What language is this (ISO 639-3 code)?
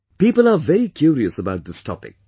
eng